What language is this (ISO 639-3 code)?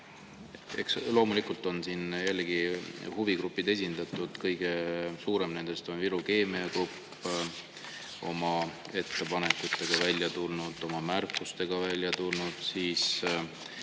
est